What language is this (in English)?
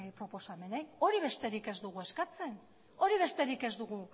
Basque